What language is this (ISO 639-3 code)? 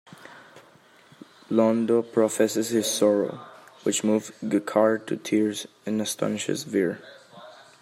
eng